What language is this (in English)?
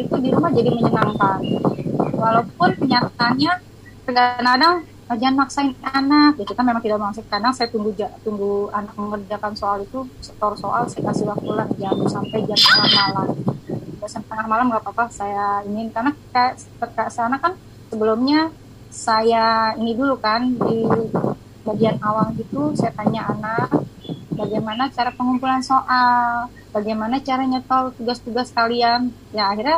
Indonesian